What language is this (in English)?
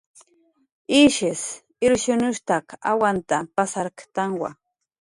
Jaqaru